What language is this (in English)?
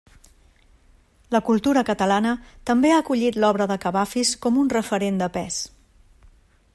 Catalan